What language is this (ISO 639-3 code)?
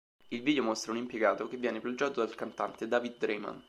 ita